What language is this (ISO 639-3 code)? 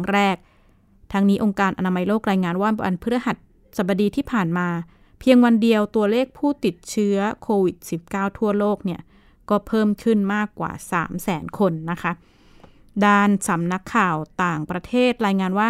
tha